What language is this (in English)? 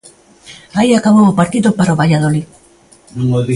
Galician